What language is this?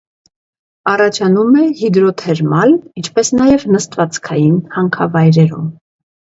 Armenian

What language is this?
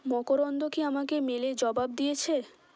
Bangla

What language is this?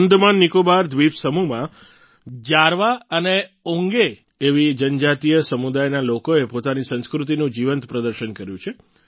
Gujarati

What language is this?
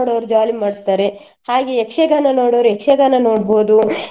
Kannada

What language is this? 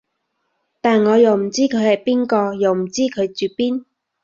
Cantonese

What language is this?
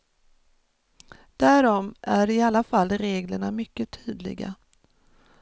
Swedish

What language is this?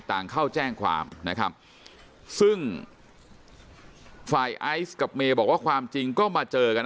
Thai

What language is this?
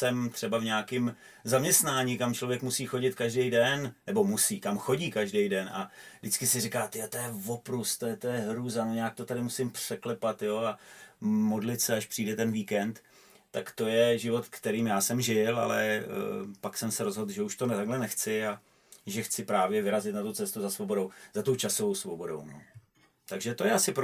Czech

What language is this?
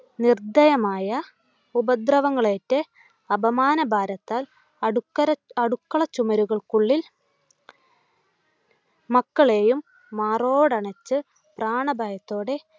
Malayalam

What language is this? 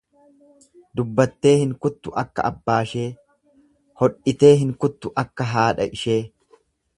Oromo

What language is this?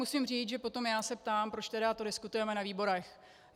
Czech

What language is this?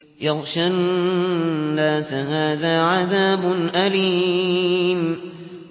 Arabic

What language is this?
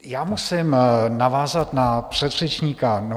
Czech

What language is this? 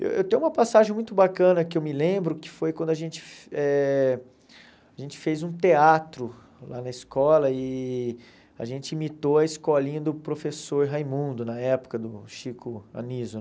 Portuguese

